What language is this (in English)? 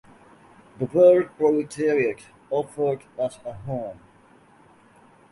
English